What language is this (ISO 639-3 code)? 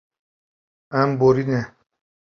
kur